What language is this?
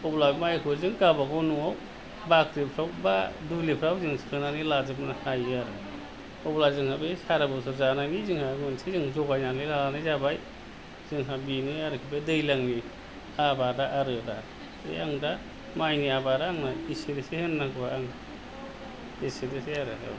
Bodo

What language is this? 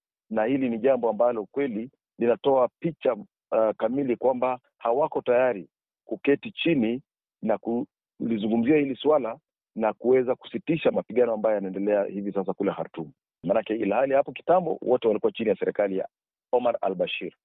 Swahili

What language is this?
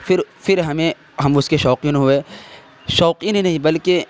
Urdu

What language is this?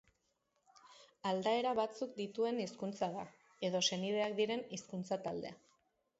Basque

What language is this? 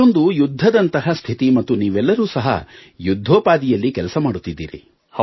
Kannada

